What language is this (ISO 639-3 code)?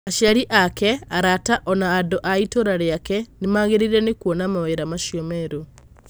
kik